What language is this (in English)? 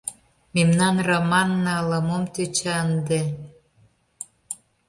Mari